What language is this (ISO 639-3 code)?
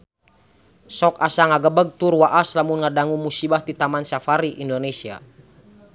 sun